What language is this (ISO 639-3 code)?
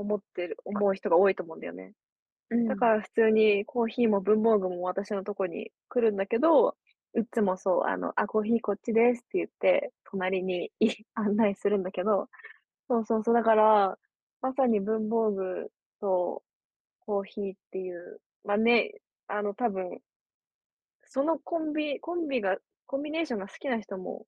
jpn